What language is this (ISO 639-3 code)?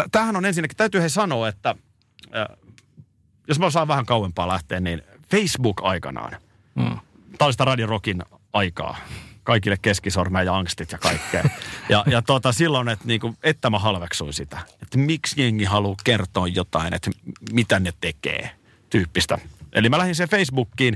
fin